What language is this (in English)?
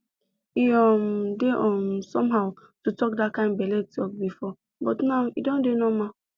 Nigerian Pidgin